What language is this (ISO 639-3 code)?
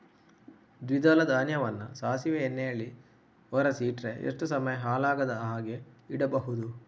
kan